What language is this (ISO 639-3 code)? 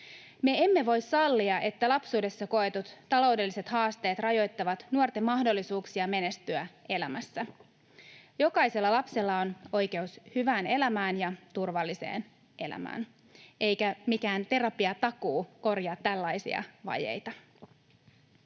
fin